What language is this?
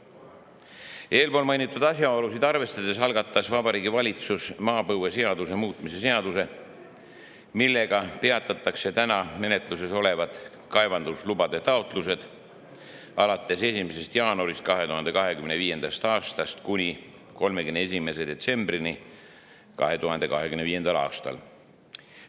Estonian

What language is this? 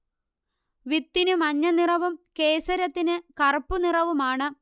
Malayalam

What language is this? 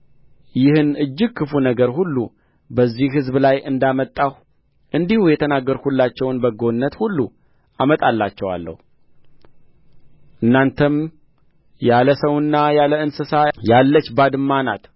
Amharic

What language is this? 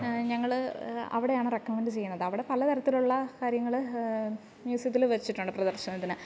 Malayalam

